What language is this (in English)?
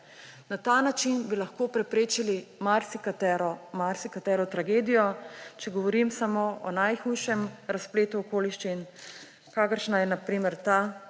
Slovenian